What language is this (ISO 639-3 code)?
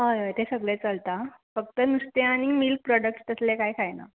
kok